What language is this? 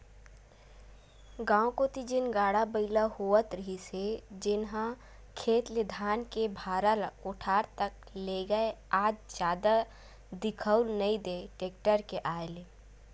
Chhattisgarhi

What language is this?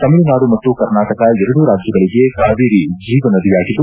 Kannada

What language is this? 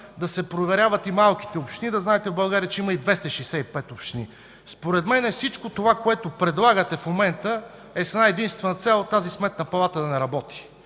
Bulgarian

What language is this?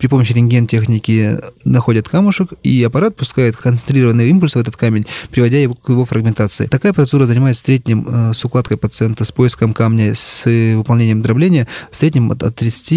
Russian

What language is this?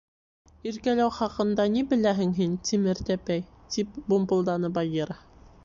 Bashkir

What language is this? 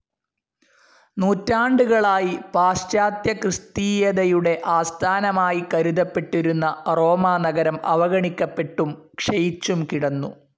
Malayalam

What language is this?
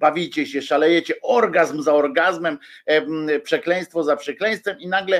Polish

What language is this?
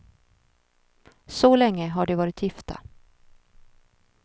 Swedish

